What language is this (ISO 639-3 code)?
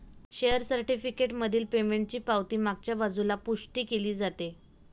mar